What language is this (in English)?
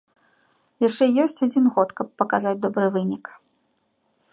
Belarusian